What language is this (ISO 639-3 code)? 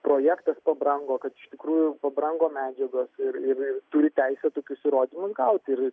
lit